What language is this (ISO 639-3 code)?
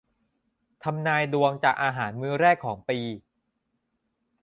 tha